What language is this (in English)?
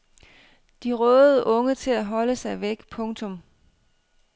Danish